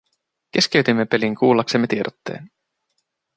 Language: Finnish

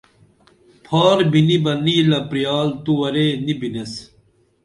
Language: Dameli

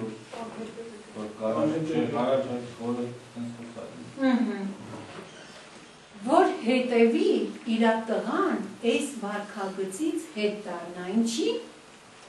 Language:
Romanian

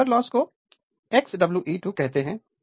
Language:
Hindi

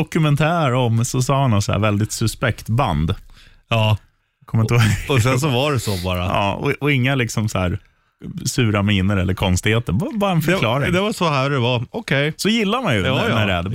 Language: Swedish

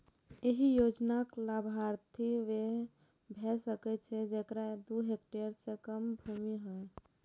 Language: Maithili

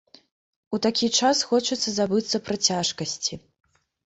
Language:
Belarusian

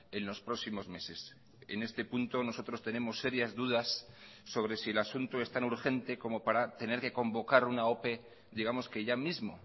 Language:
Spanish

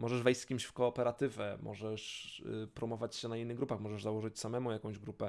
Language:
Polish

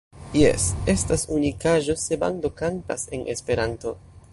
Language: Esperanto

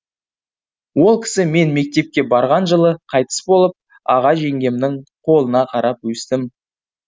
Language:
Kazakh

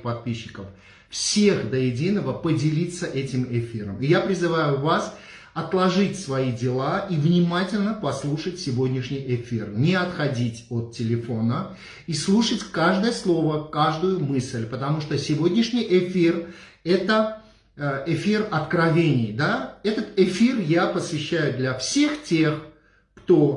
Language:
Russian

